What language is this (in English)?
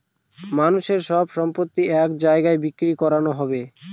Bangla